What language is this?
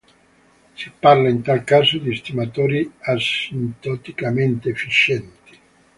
Italian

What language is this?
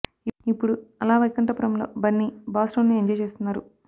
Telugu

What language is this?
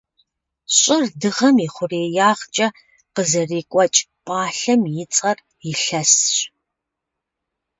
Kabardian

